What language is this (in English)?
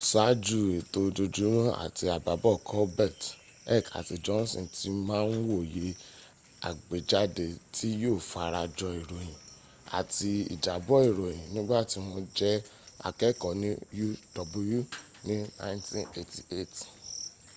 Yoruba